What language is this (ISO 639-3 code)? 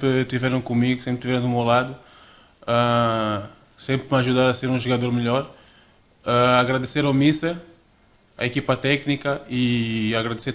por